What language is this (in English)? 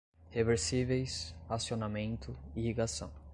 Portuguese